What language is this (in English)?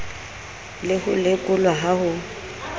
Southern Sotho